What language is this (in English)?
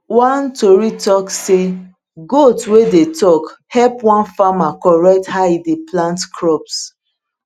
Nigerian Pidgin